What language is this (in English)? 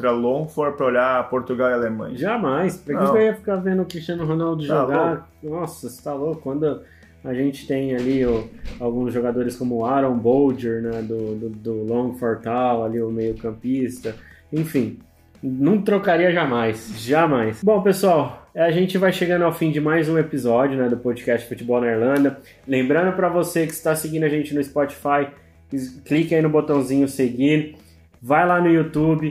Portuguese